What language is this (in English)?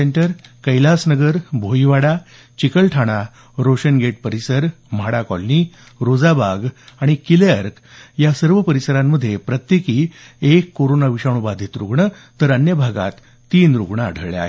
Marathi